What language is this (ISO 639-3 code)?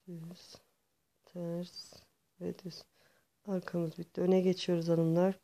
tur